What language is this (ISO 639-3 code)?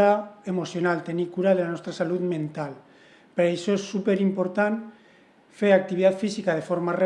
cat